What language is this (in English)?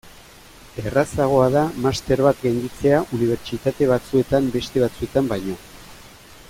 Basque